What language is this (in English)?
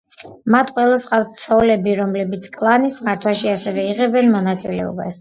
Georgian